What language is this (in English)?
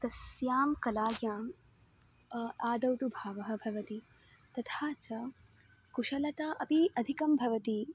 Sanskrit